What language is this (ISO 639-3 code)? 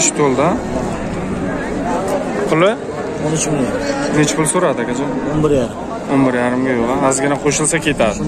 tur